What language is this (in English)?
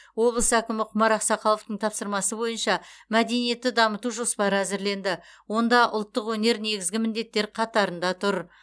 Kazakh